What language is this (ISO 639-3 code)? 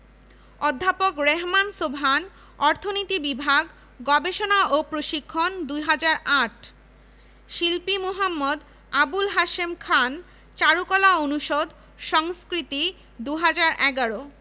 ben